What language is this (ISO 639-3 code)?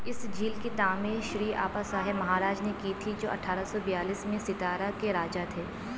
urd